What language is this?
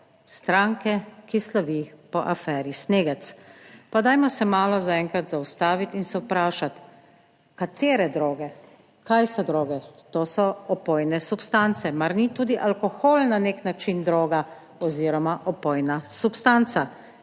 Slovenian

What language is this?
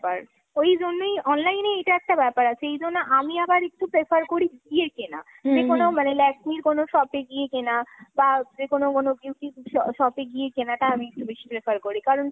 Bangla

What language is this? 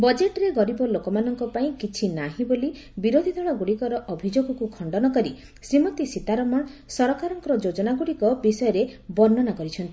Odia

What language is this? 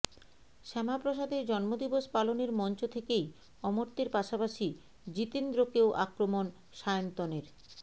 Bangla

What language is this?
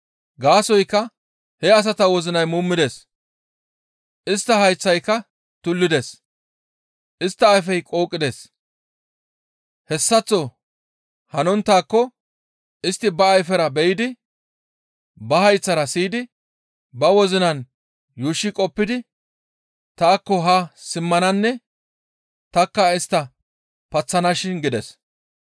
Gamo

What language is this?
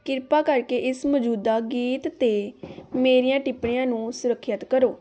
Punjabi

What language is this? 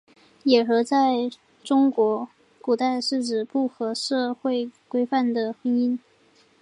Chinese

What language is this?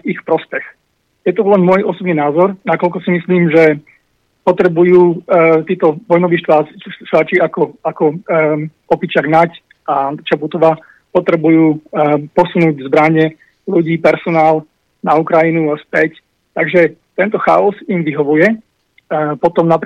Slovak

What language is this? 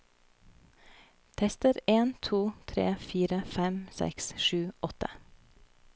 Norwegian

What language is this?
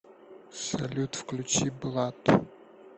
Russian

